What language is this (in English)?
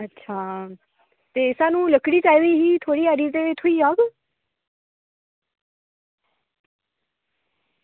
Dogri